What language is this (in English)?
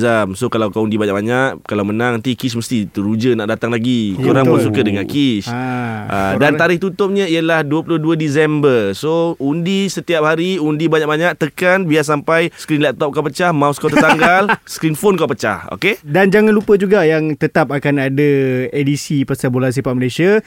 Malay